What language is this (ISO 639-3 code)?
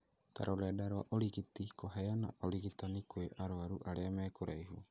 kik